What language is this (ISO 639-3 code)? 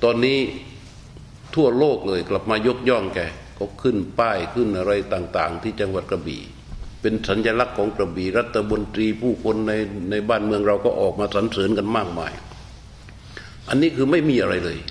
tha